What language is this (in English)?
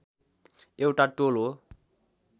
Nepali